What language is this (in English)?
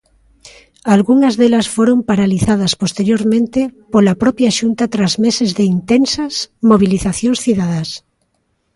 Galician